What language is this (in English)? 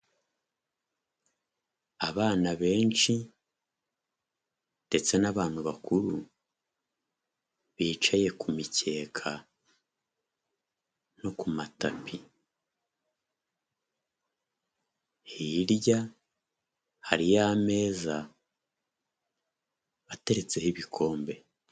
Kinyarwanda